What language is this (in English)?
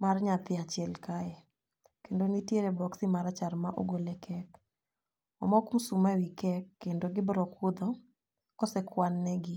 Luo (Kenya and Tanzania)